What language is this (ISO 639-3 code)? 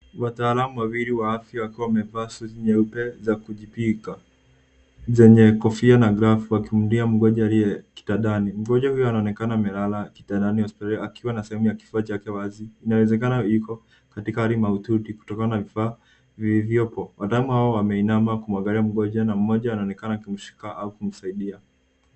swa